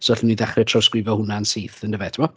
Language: Welsh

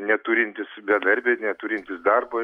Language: Lithuanian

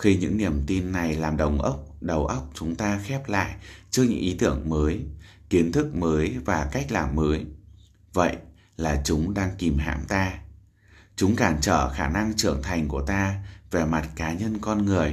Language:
Vietnamese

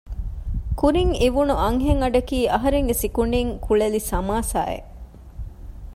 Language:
Divehi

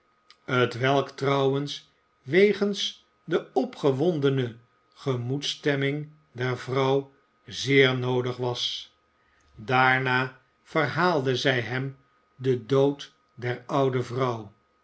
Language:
Dutch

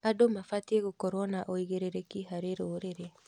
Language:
Kikuyu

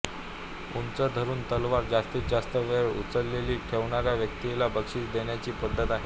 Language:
Marathi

